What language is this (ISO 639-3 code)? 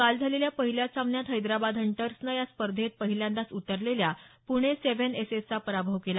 mar